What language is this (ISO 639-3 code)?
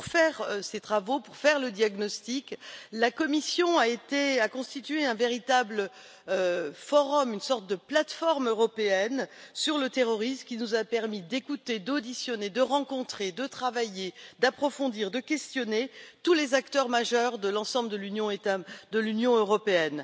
fra